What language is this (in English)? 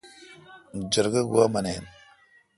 Kalkoti